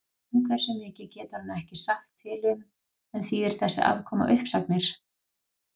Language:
Icelandic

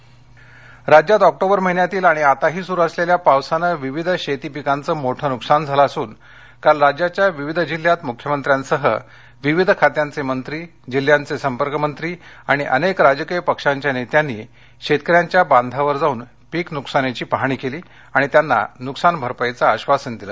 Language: Marathi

